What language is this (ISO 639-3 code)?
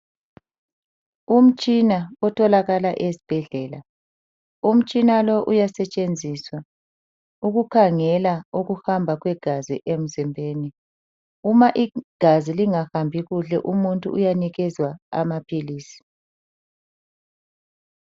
nde